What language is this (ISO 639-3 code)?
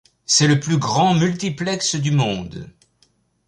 fra